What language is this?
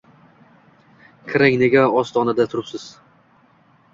Uzbek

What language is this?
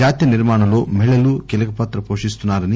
Telugu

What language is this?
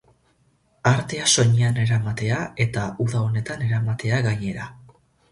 Basque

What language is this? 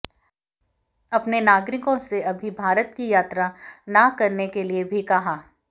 Hindi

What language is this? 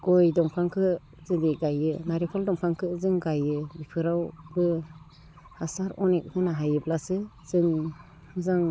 Bodo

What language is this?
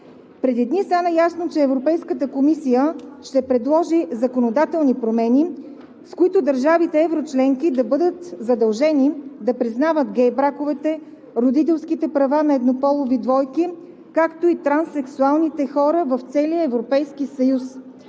Bulgarian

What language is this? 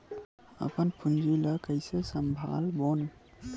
Chhattisgarhi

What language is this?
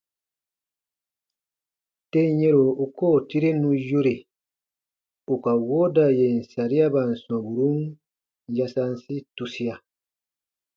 Baatonum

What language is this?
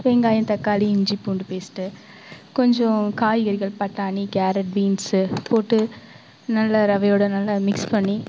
Tamil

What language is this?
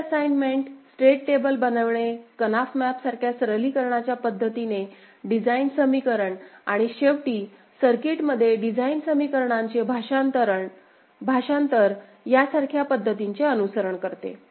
Marathi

